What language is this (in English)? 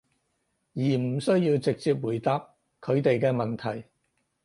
Cantonese